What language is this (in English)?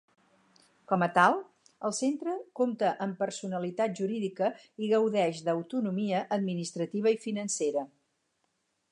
Catalan